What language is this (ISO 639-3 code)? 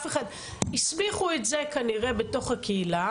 heb